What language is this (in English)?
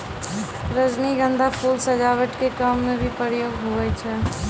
Maithili